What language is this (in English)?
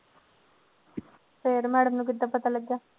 Punjabi